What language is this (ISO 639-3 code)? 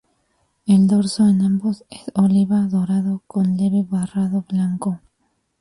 spa